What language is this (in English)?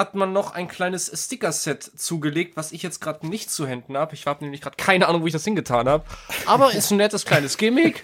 German